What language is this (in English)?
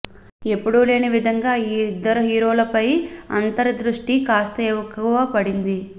Telugu